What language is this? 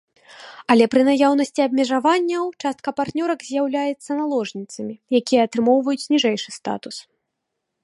Belarusian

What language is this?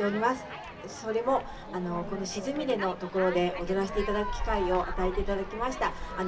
Japanese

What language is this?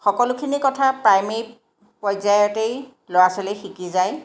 Assamese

